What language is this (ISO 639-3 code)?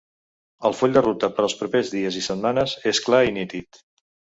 cat